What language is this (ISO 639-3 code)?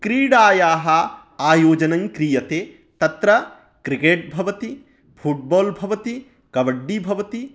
san